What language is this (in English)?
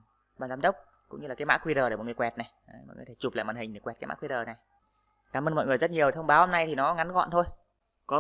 Vietnamese